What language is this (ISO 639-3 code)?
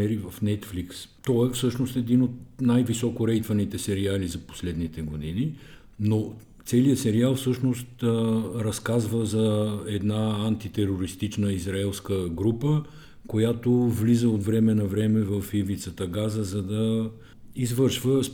bul